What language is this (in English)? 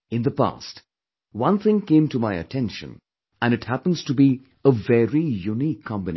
English